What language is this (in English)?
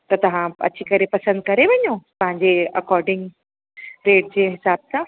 Sindhi